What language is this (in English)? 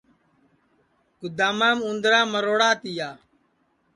Sansi